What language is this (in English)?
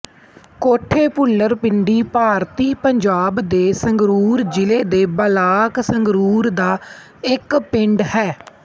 Punjabi